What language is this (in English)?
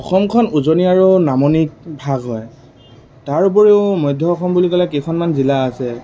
Assamese